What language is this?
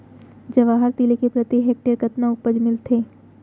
Chhattisgarhi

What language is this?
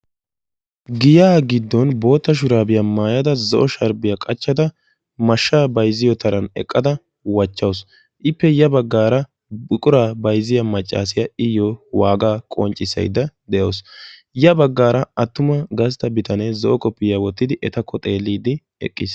Wolaytta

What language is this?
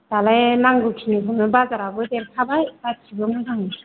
Bodo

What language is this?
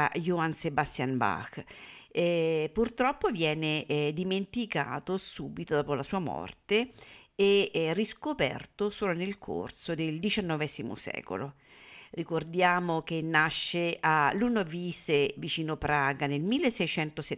Italian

